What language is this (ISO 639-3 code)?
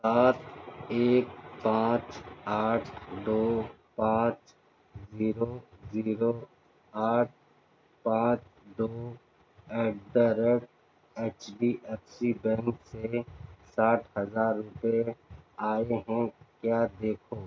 urd